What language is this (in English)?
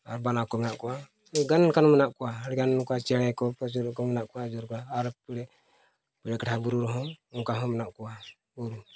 Santali